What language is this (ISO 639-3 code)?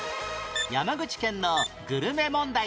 jpn